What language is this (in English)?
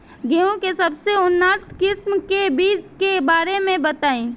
Bhojpuri